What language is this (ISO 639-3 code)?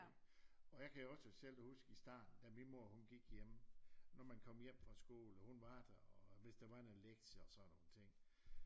dan